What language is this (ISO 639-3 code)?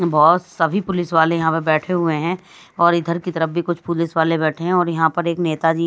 hin